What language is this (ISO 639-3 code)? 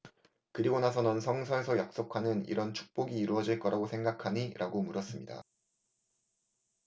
kor